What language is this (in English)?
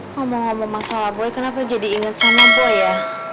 Indonesian